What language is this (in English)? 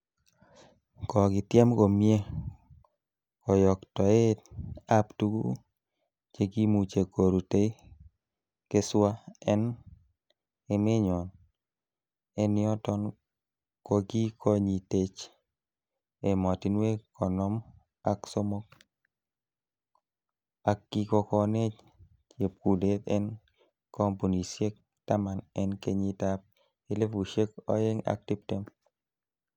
Kalenjin